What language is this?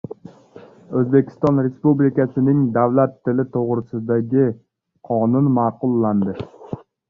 Uzbek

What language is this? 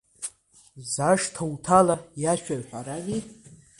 Abkhazian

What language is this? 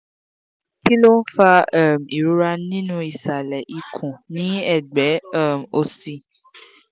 Yoruba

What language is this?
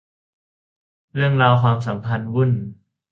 Thai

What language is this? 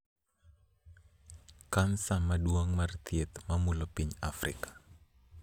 Luo (Kenya and Tanzania)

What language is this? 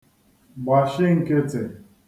Igbo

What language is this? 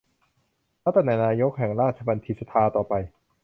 Thai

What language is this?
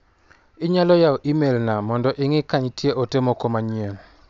Luo (Kenya and Tanzania)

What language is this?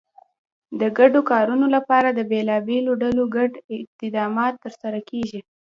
Pashto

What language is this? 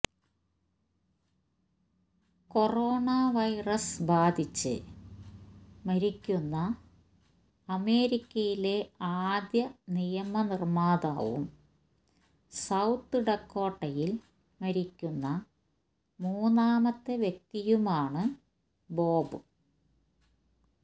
Malayalam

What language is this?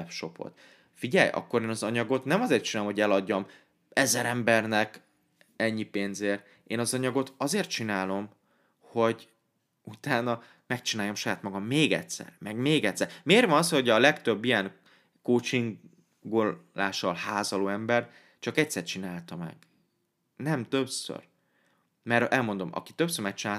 Hungarian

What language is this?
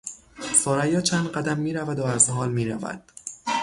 Persian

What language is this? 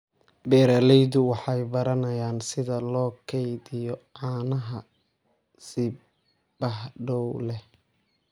Somali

